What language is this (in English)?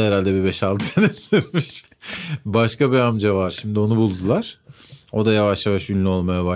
Turkish